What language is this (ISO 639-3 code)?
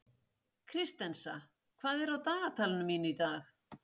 isl